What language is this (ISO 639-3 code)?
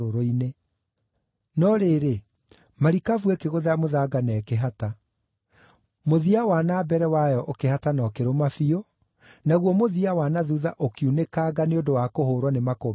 kik